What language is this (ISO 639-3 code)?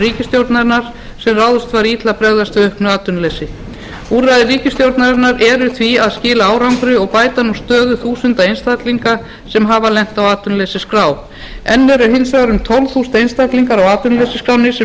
isl